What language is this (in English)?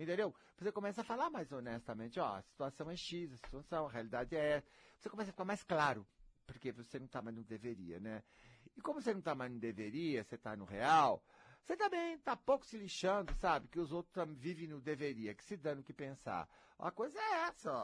Portuguese